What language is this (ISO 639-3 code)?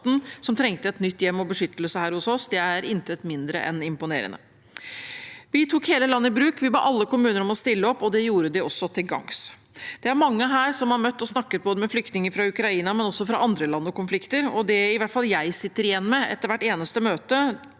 nor